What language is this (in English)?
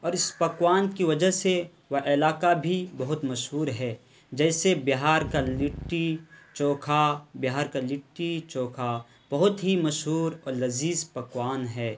Urdu